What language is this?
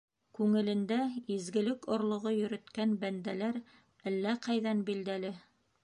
Bashkir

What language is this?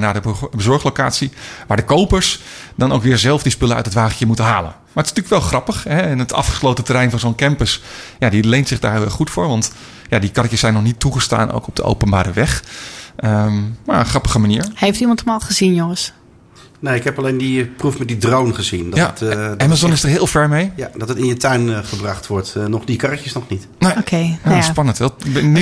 Dutch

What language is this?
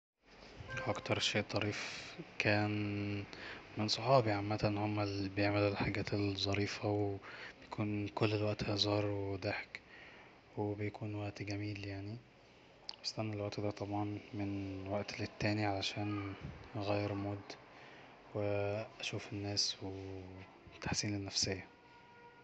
Egyptian Arabic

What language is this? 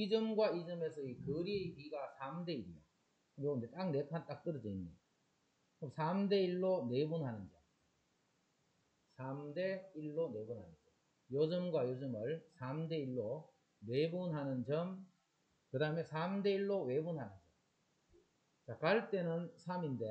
Korean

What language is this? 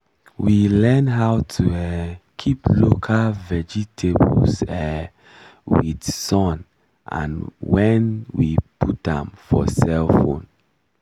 Nigerian Pidgin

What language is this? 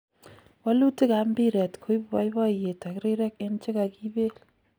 Kalenjin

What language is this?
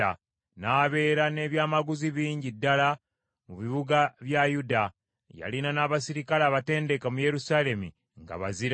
Ganda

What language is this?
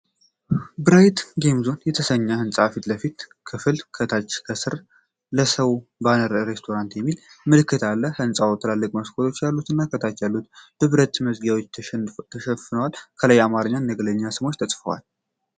Amharic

